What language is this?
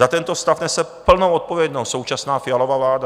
Czech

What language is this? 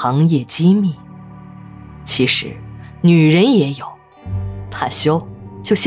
Chinese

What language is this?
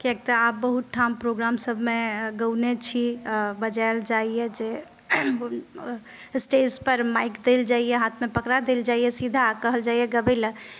Maithili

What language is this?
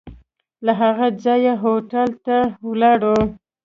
Pashto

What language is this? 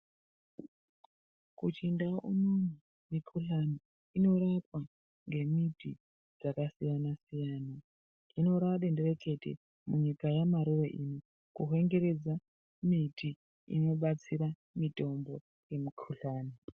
Ndau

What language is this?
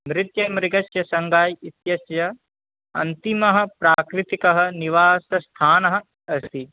Sanskrit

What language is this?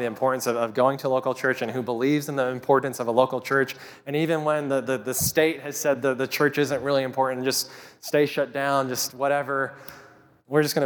English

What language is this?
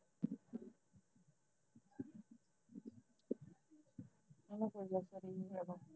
Punjabi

